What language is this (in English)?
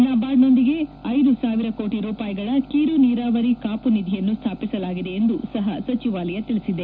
Kannada